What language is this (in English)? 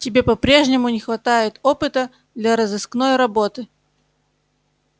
Russian